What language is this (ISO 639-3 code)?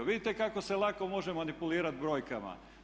hrv